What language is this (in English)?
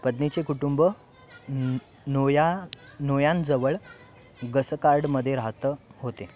Marathi